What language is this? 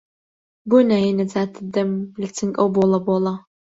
Central Kurdish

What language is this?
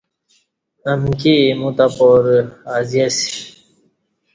Kati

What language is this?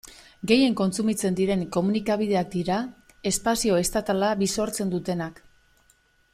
Basque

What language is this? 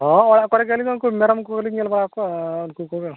Santali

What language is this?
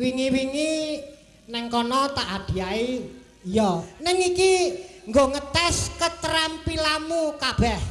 Indonesian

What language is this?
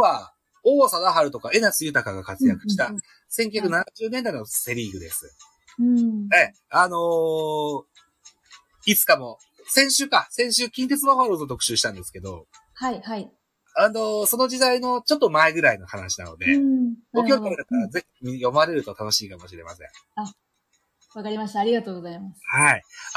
Japanese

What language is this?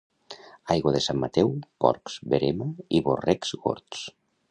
Catalan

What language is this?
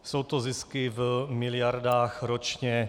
Czech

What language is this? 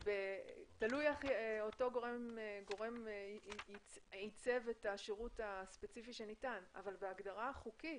Hebrew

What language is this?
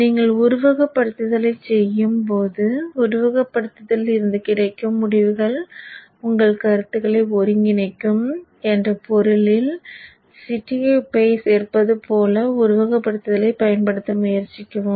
Tamil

